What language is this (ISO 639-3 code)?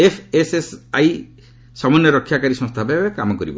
ori